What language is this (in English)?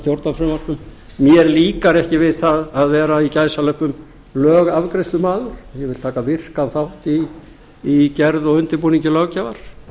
Icelandic